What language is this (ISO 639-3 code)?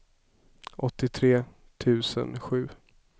swe